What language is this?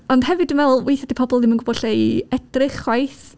Welsh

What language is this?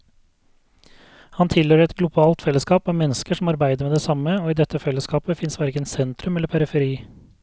Norwegian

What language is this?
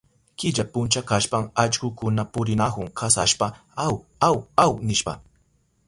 Southern Pastaza Quechua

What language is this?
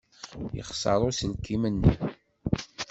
Kabyle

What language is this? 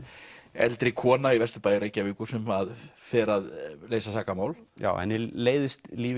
Icelandic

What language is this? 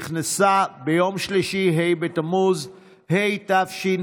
Hebrew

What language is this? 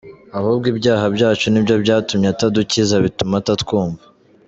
Kinyarwanda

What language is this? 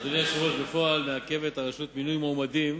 Hebrew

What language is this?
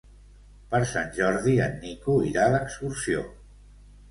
Catalan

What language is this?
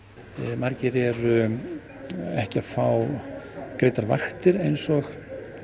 Icelandic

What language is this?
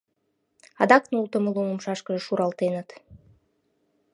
Mari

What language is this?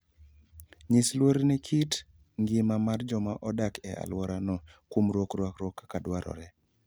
Luo (Kenya and Tanzania)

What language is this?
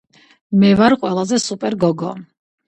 Georgian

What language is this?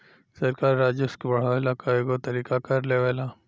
Bhojpuri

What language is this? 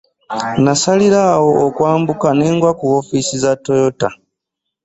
Ganda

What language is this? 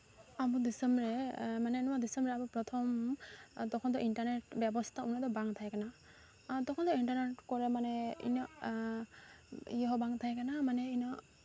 Santali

